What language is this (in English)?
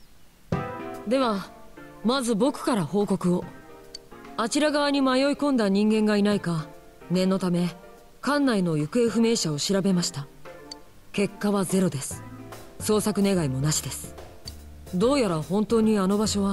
Japanese